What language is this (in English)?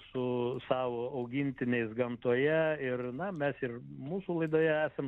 Lithuanian